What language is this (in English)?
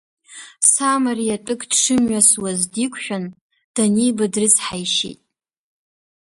Abkhazian